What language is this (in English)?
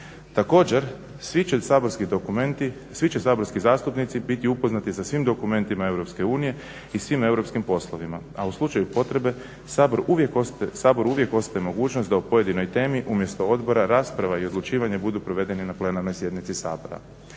Croatian